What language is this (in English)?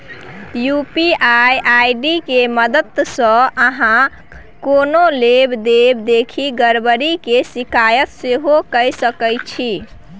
Maithili